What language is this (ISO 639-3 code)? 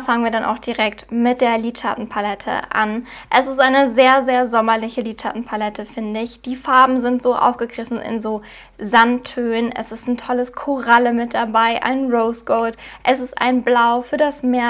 deu